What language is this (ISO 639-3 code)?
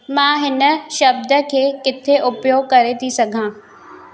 snd